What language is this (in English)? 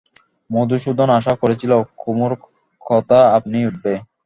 Bangla